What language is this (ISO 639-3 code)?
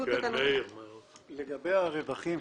heb